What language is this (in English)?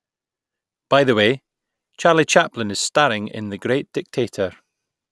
English